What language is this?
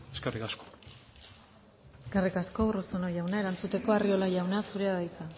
Basque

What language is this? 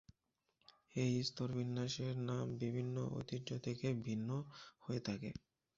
Bangla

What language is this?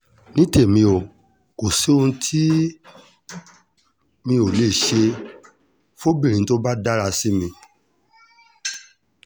Yoruba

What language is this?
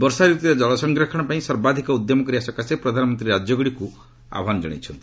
Odia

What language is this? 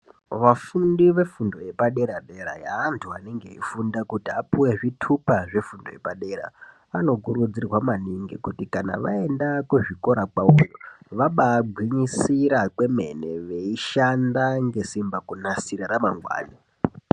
Ndau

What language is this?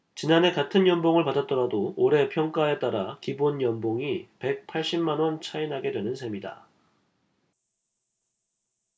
Korean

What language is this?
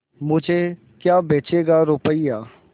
Hindi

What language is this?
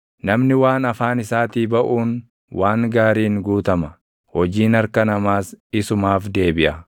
Oromo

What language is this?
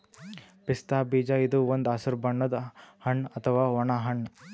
Kannada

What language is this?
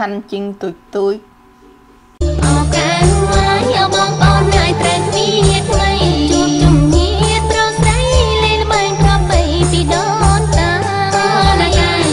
Thai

